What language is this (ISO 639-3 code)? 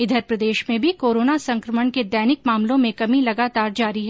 hin